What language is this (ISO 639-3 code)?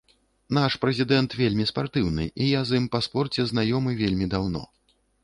bel